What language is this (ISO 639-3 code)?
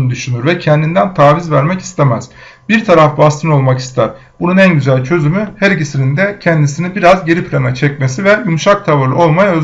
tur